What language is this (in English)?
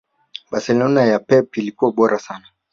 Swahili